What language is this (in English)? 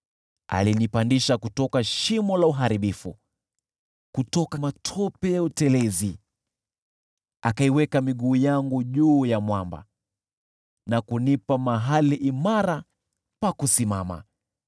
Swahili